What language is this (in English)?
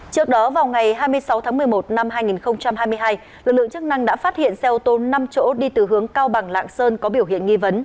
Vietnamese